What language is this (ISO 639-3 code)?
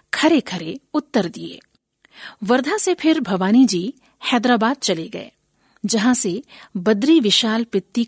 hin